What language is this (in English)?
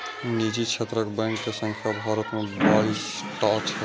Maithili